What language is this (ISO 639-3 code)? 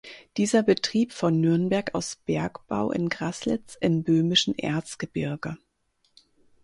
deu